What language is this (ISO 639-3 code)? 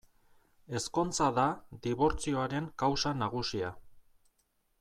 eus